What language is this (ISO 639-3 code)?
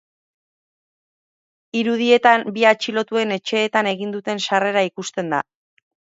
eus